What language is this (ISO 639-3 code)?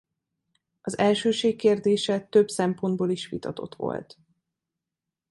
hun